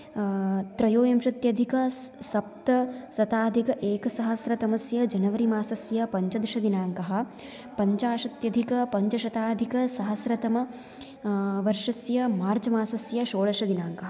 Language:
Sanskrit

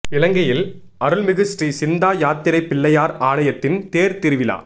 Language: Tamil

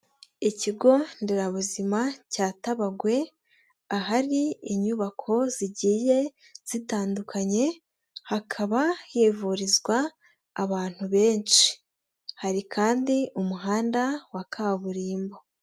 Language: Kinyarwanda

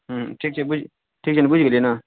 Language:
Maithili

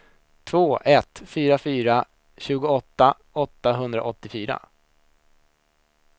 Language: Swedish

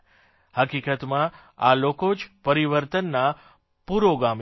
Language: Gujarati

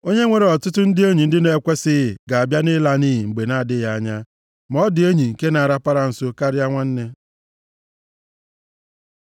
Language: Igbo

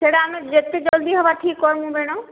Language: Odia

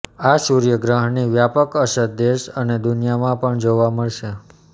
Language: Gujarati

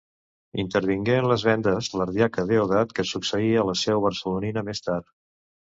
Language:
Catalan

